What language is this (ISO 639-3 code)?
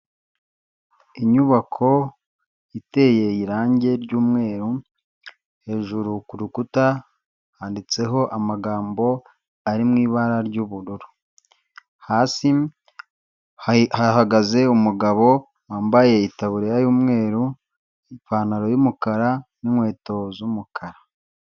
kin